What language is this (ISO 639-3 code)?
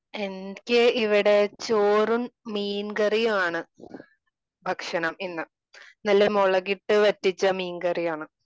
mal